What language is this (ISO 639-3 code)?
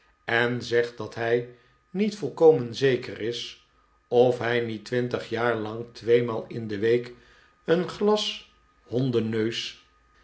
nld